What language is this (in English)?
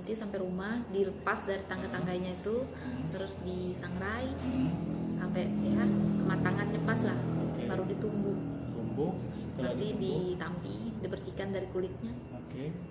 Indonesian